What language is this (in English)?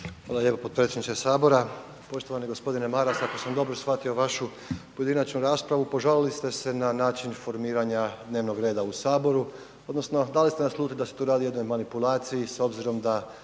Croatian